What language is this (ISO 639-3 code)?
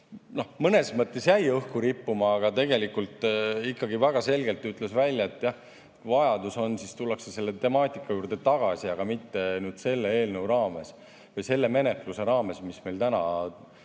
est